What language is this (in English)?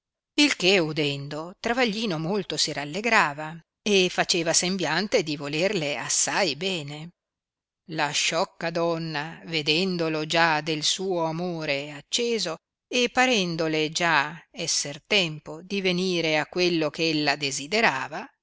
Italian